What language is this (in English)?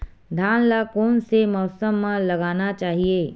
Chhattisgarhi